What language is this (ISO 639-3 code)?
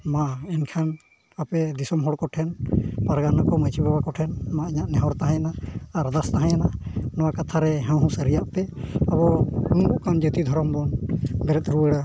sat